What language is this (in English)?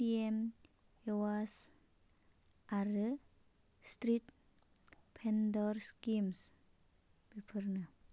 Bodo